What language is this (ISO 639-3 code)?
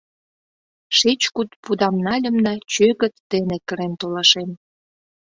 chm